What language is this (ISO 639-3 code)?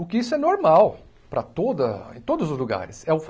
por